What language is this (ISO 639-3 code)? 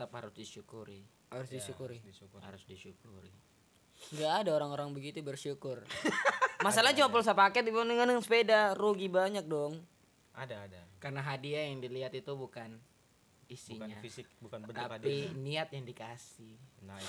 ind